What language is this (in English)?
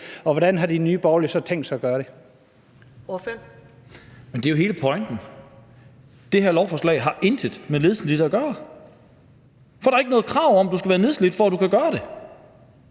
Danish